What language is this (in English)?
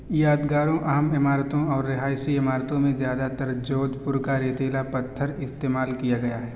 Urdu